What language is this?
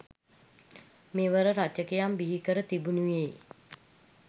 Sinhala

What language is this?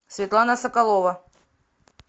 Russian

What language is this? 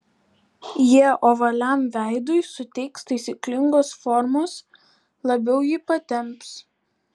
Lithuanian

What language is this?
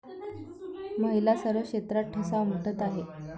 Marathi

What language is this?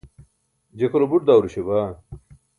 Burushaski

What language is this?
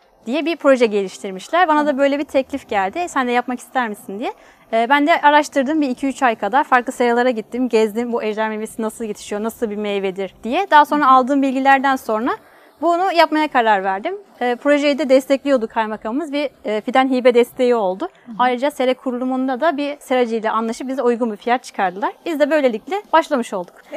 Turkish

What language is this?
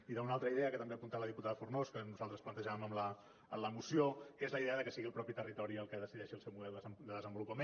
Catalan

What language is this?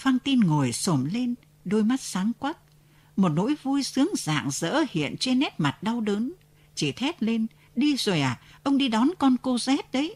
Vietnamese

